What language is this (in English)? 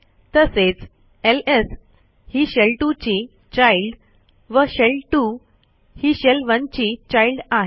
Marathi